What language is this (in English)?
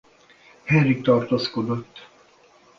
Hungarian